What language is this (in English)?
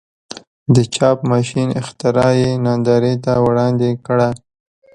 Pashto